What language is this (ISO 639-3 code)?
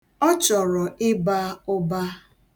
ibo